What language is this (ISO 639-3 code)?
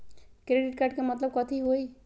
mag